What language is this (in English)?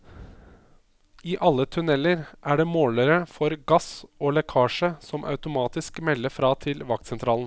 Norwegian